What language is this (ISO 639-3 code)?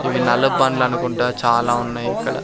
tel